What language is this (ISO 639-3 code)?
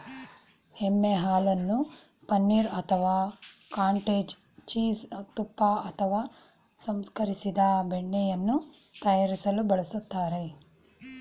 kan